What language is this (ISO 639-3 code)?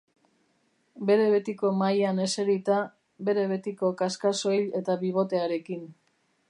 eus